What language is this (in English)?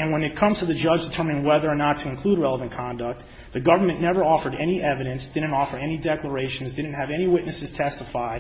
English